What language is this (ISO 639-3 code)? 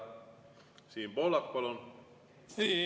est